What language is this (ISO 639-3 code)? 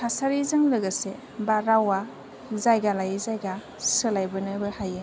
brx